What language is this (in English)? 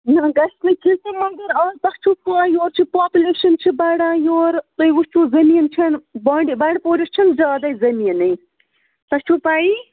Kashmiri